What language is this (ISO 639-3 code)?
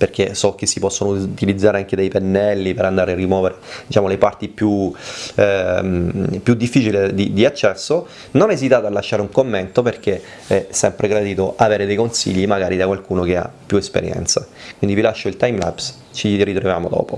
ita